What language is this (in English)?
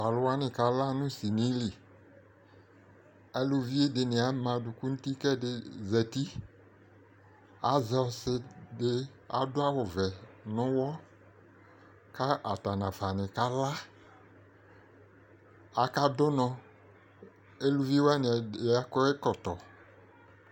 Ikposo